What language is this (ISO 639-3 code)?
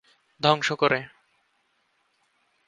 ben